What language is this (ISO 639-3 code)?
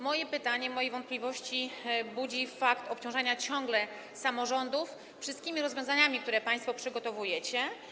pol